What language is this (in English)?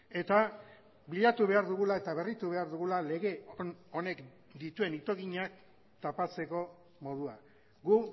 Basque